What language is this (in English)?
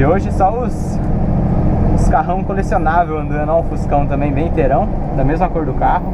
Portuguese